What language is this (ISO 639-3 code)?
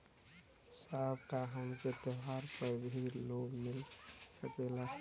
bho